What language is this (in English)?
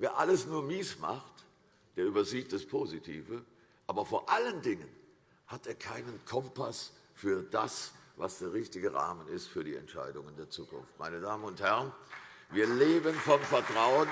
German